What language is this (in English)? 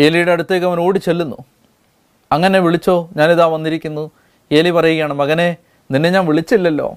Malayalam